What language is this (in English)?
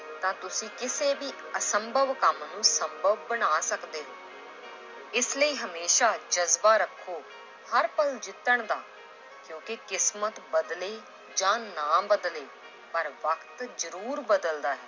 Punjabi